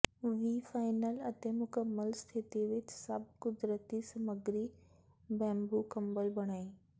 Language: Punjabi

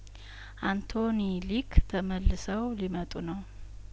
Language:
Amharic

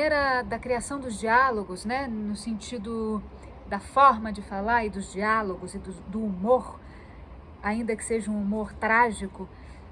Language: Portuguese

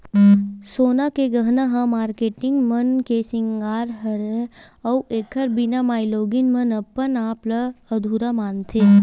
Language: Chhattisgarhi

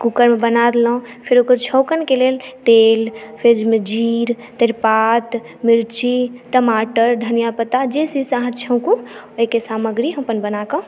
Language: Maithili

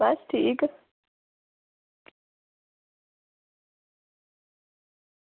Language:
Dogri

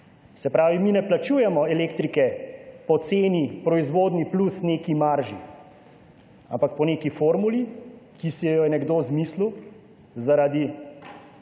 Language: Slovenian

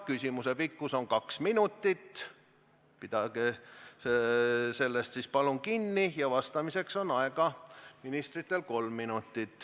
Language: Estonian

